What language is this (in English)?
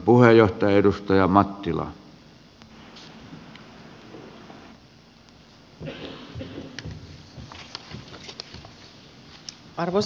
Finnish